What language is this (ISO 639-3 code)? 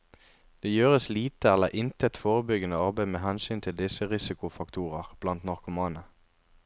nor